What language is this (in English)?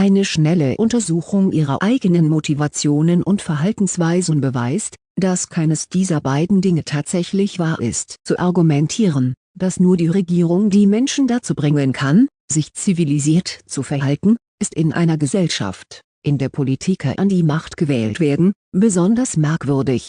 German